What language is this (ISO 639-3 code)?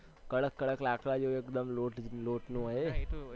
guj